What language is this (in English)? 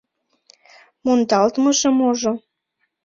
Mari